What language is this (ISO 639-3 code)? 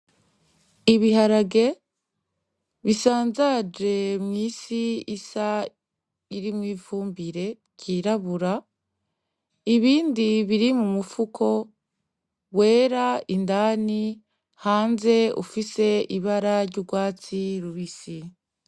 run